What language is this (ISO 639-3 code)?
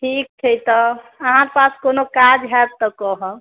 mai